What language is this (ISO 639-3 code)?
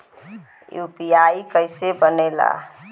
bho